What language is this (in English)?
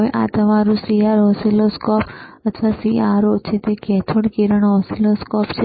Gujarati